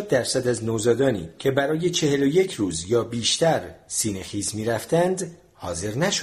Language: Persian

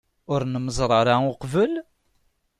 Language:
Kabyle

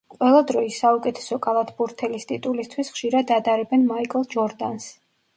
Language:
Georgian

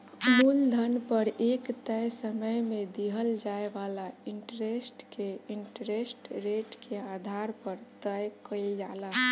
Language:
Bhojpuri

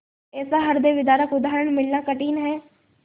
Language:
Hindi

